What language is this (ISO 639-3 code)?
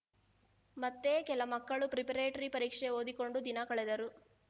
kan